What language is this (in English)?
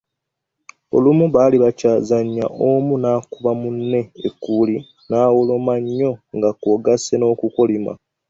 Ganda